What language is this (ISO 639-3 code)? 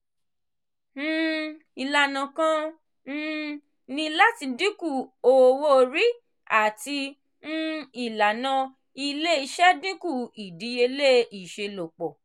yor